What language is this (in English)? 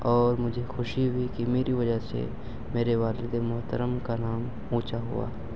Urdu